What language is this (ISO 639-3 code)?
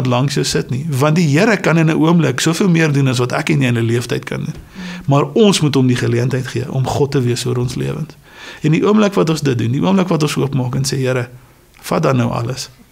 nld